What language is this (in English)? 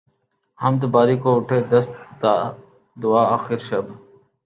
Urdu